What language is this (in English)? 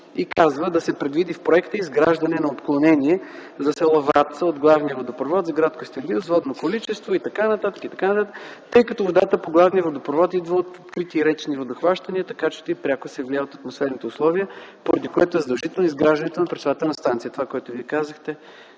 Bulgarian